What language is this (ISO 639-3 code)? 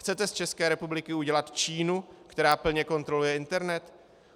ces